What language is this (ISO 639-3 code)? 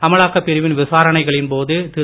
tam